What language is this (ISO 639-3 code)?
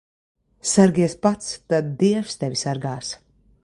lav